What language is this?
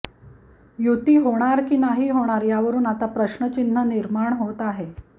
Marathi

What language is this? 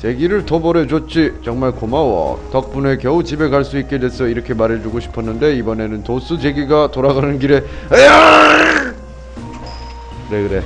Korean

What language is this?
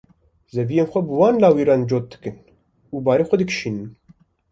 Kurdish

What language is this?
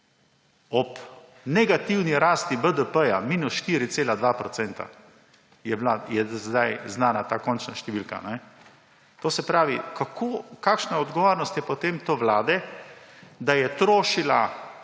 Slovenian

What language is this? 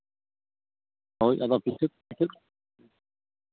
Santali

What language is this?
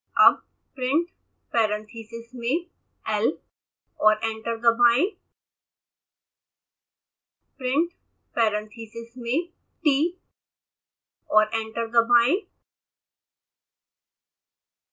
Hindi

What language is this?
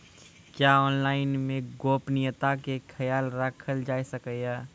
Maithili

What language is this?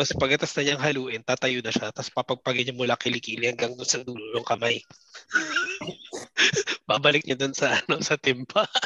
Filipino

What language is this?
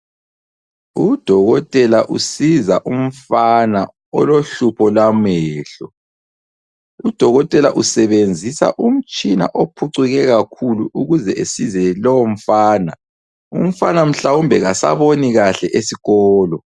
North Ndebele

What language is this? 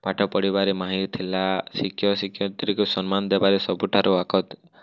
Odia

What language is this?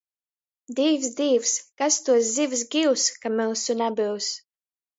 Latgalian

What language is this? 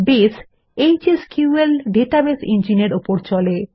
Bangla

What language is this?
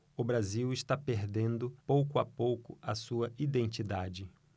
Portuguese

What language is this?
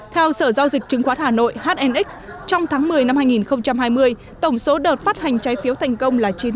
Vietnamese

